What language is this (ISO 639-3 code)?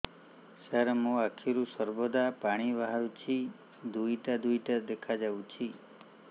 ori